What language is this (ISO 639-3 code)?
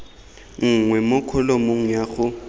tsn